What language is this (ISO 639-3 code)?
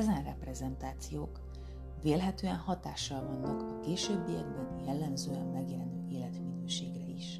hun